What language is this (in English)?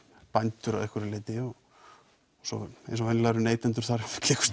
Icelandic